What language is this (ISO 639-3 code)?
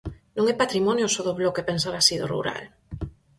glg